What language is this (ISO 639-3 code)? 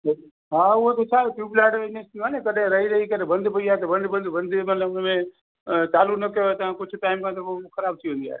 snd